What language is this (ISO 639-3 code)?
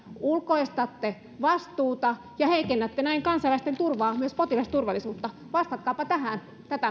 fin